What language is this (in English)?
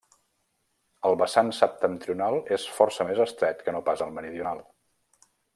Catalan